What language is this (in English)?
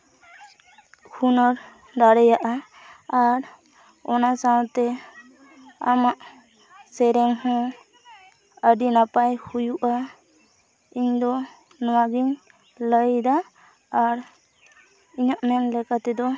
Santali